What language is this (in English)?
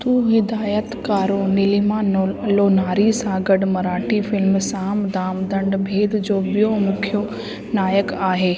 Sindhi